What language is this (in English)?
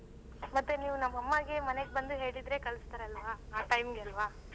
Kannada